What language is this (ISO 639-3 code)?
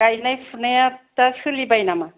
brx